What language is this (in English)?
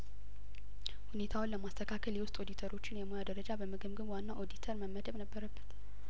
Amharic